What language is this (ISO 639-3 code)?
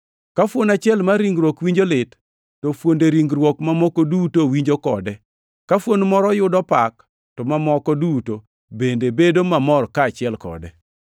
luo